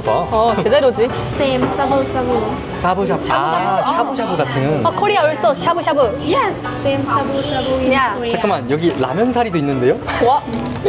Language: Korean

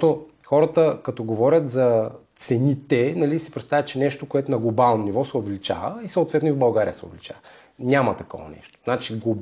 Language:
Bulgarian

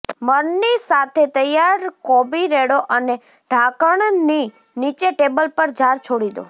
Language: Gujarati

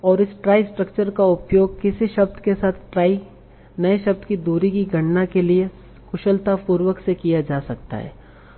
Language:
Hindi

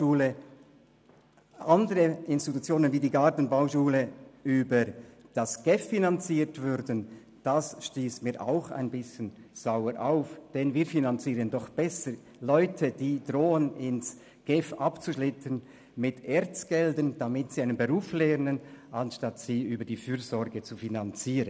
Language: Swiss German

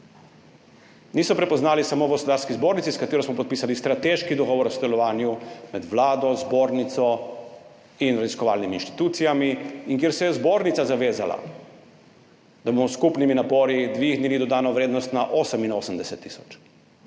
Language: Slovenian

